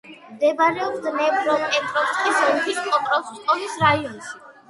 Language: Georgian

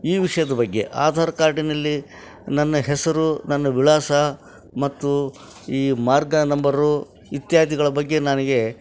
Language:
Kannada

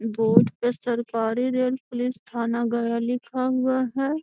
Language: Magahi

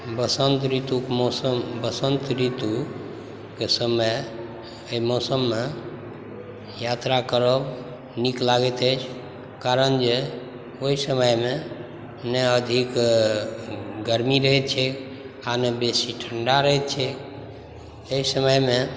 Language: Maithili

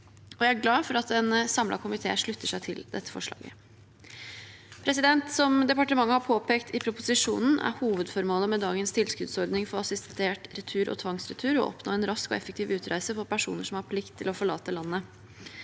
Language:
Norwegian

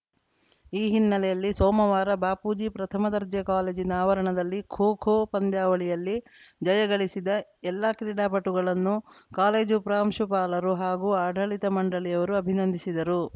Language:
Kannada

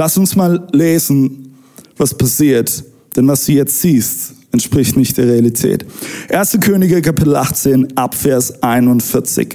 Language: German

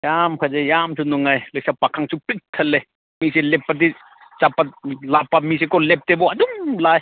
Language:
Manipuri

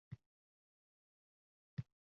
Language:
Uzbek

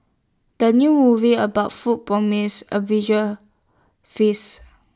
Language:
English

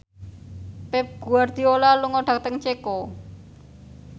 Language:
Javanese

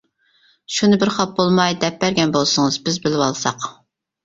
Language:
Uyghur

